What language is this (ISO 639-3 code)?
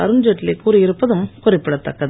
tam